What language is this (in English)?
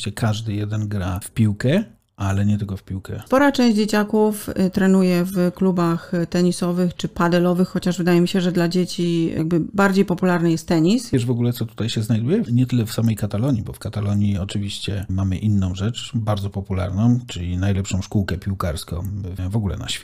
Polish